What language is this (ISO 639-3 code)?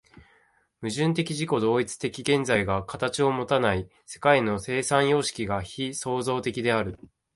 jpn